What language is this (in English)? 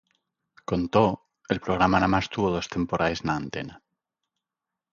Asturian